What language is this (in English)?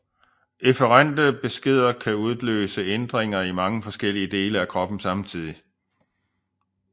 Danish